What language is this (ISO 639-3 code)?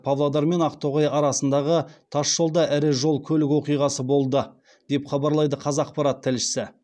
kaz